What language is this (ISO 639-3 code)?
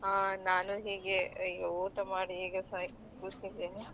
kan